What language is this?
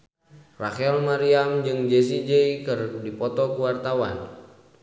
Sundanese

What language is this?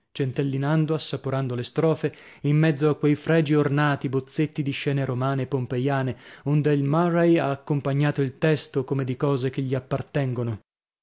Italian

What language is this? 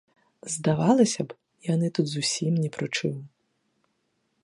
Belarusian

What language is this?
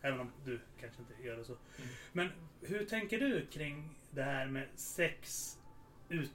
Swedish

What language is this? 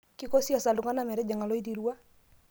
Masai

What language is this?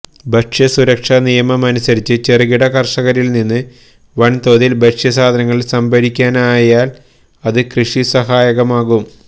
Malayalam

